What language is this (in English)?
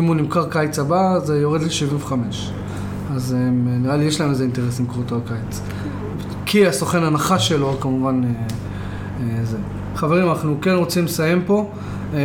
Hebrew